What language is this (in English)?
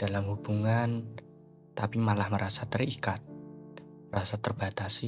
Indonesian